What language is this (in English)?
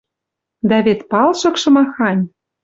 Western Mari